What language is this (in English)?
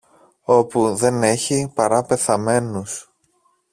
Greek